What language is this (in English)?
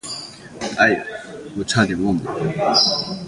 Chinese